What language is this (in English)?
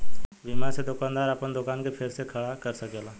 Bhojpuri